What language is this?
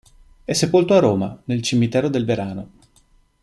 Italian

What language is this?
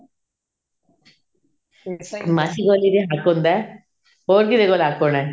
Punjabi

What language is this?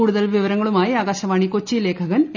Malayalam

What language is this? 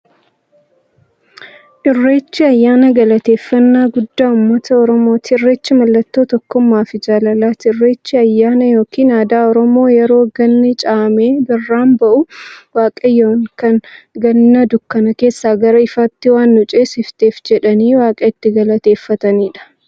Oromo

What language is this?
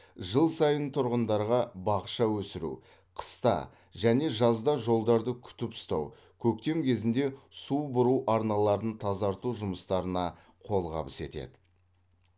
Kazakh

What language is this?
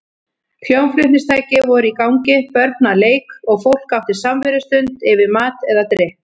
Icelandic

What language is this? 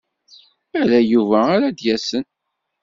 Kabyle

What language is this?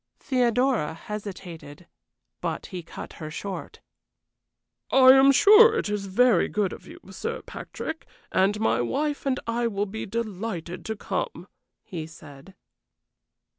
English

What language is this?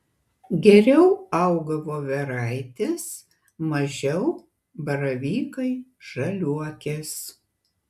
Lithuanian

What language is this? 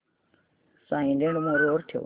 Marathi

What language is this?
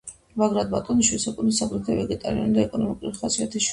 Georgian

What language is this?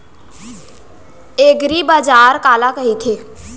Chhattisgarhi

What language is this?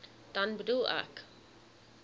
Afrikaans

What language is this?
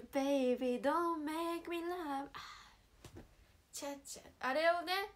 Japanese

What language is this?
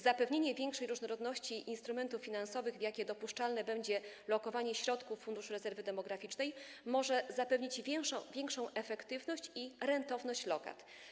Polish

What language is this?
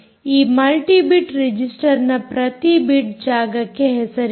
Kannada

